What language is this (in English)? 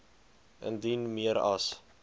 Afrikaans